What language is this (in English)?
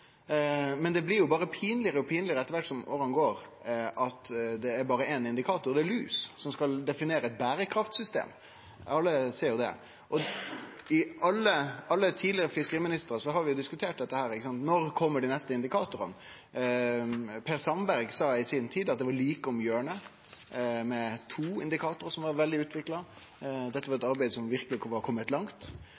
Norwegian Nynorsk